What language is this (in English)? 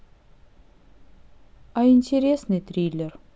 Russian